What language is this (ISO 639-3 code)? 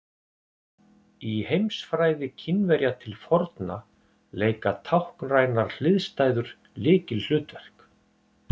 isl